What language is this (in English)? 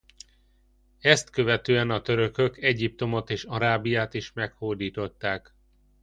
Hungarian